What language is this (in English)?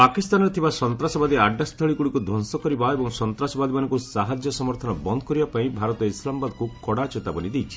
Odia